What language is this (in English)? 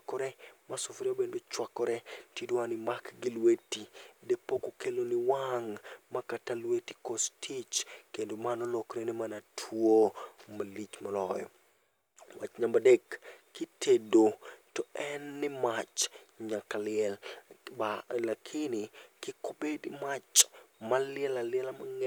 Luo (Kenya and Tanzania)